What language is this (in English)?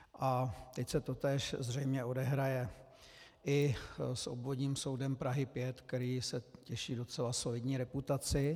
Czech